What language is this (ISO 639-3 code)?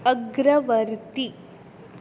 kok